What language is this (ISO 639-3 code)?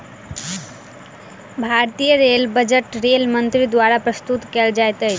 mai